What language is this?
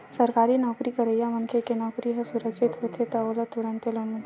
Chhattisgarhi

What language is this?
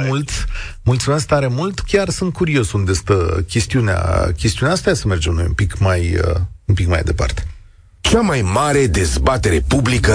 Romanian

